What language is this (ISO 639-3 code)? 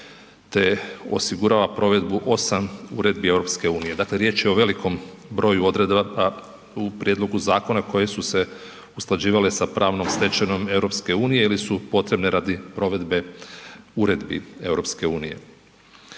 hrv